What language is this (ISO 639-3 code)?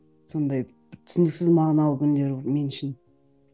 kaz